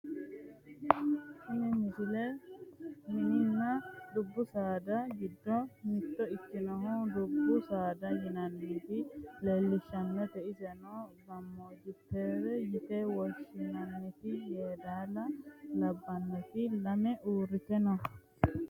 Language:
Sidamo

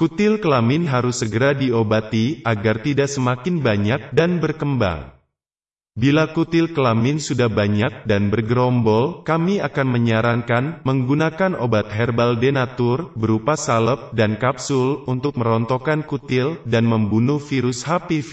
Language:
Indonesian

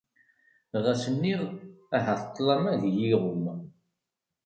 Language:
Kabyle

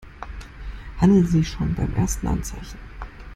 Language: German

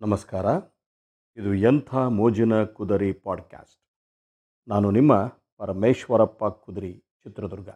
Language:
Kannada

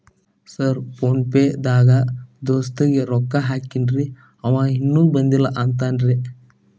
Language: Kannada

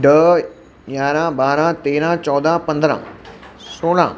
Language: Sindhi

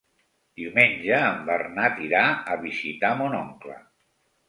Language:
Catalan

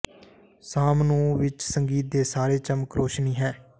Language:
Punjabi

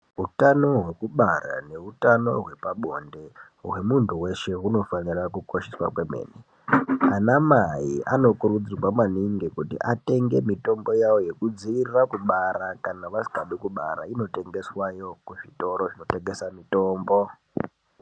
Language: Ndau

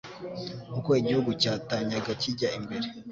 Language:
Kinyarwanda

